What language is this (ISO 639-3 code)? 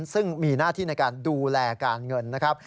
tha